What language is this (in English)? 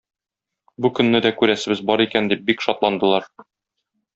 Tatar